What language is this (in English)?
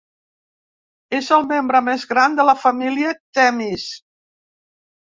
Catalan